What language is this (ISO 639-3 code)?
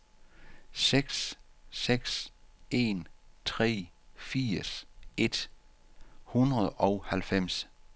dan